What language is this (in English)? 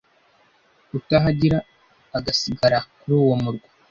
Kinyarwanda